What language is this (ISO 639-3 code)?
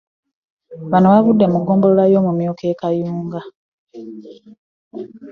lug